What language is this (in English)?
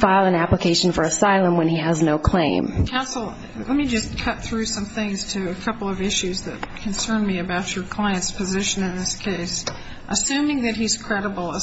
English